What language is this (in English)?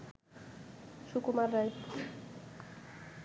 Bangla